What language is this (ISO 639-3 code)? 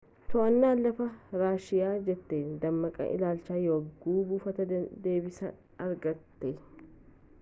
orm